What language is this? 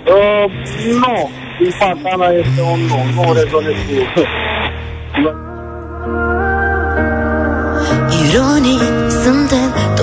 Romanian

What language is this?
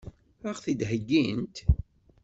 Kabyle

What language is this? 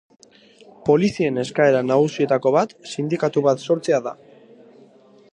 Basque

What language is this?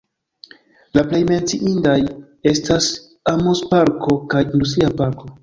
Esperanto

